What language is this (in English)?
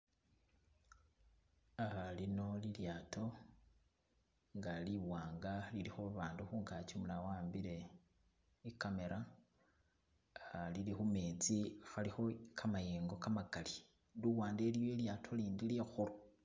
Masaaba